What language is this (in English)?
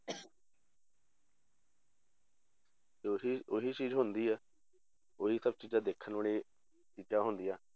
Punjabi